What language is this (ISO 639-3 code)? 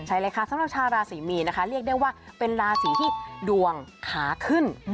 tha